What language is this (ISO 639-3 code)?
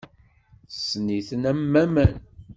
kab